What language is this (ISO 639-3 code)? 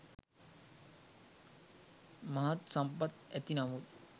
sin